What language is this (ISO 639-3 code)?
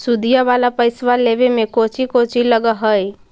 mag